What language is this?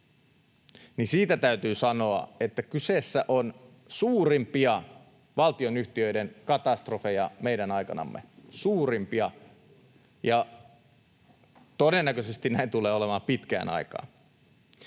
Finnish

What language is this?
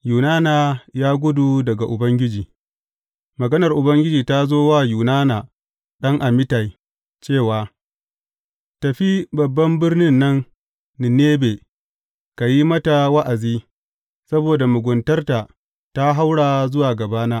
Hausa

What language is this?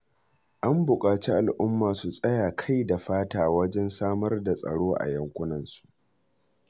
Hausa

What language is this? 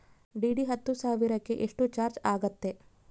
Kannada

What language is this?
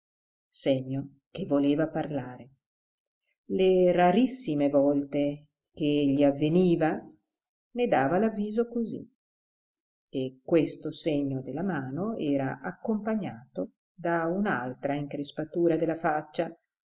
Italian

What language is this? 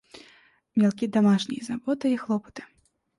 Russian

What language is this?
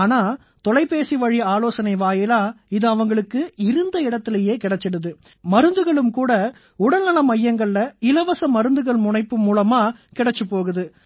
Tamil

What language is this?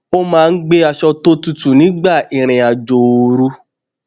Yoruba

